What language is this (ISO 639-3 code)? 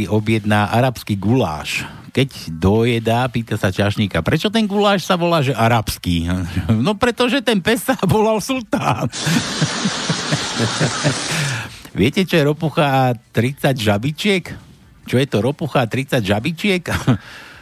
slk